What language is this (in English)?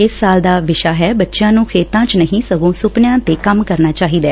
Punjabi